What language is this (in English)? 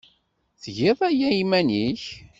Kabyle